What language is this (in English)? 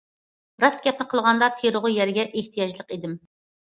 Uyghur